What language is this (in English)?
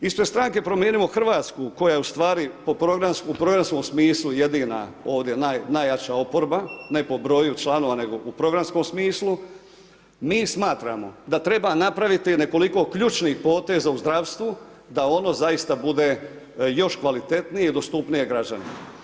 Croatian